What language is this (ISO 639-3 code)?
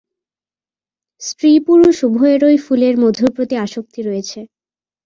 ben